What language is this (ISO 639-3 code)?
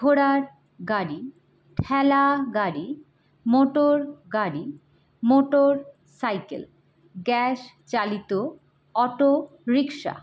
ben